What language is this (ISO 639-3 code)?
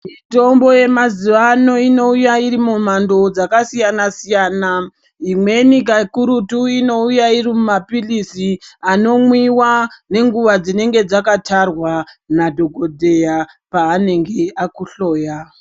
ndc